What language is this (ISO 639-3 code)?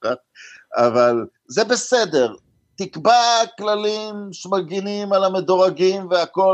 heb